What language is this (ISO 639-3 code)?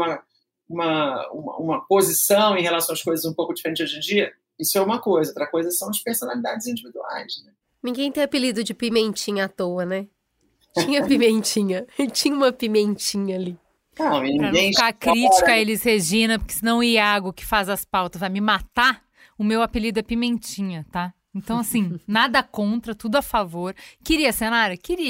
por